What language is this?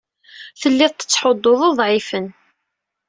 Kabyle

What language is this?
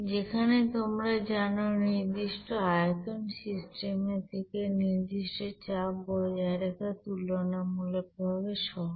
Bangla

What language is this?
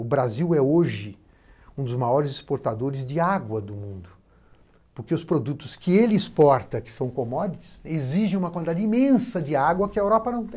Portuguese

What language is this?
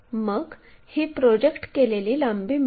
Marathi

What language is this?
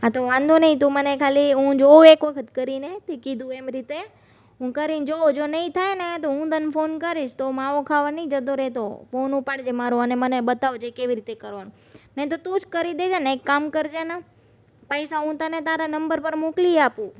Gujarati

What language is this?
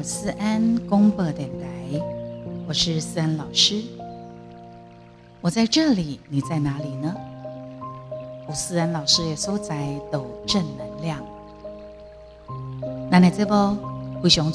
Chinese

